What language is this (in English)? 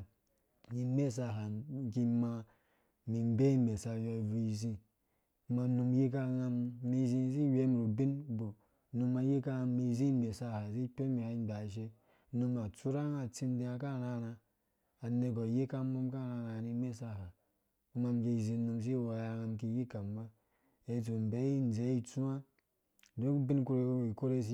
Dũya